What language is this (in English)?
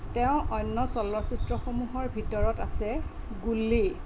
Assamese